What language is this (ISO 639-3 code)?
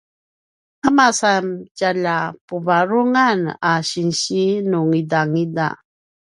pwn